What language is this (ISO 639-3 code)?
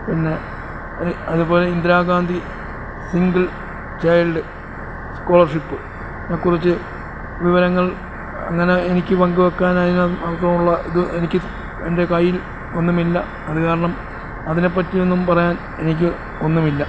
mal